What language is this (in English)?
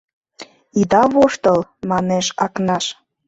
Mari